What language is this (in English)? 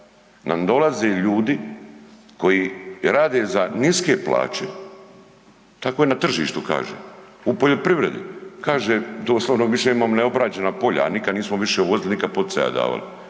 Croatian